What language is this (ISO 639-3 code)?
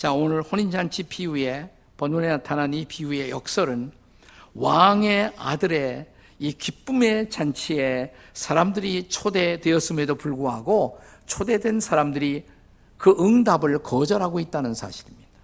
kor